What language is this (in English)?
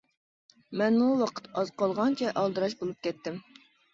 Uyghur